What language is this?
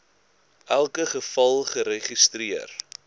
Afrikaans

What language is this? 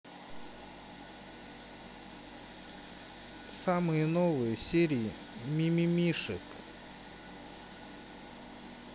Russian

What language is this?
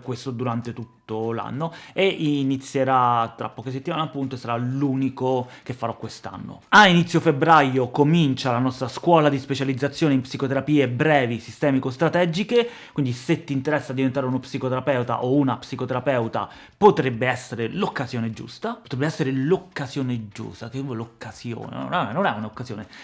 Italian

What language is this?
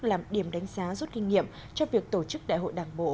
Vietnamese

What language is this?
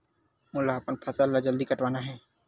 Chhattisgarhi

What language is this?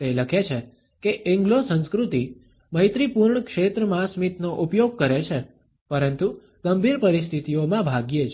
Gujarati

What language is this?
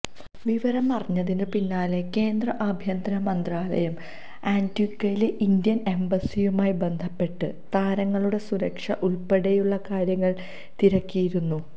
Malayalam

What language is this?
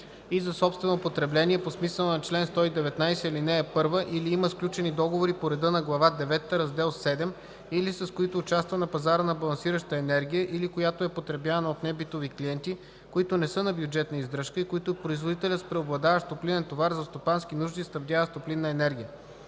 Bulgarian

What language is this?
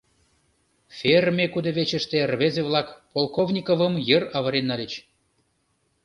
Mari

